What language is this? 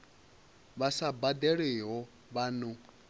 Venda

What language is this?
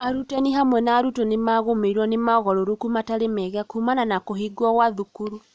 Kikuyu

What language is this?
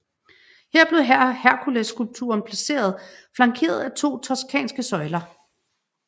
Danish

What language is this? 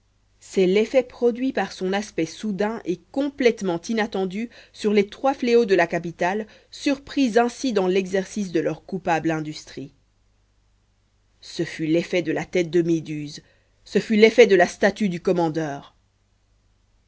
French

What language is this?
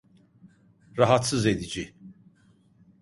Turkish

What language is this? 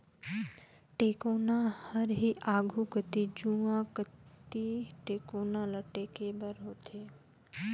Chhattisgarhi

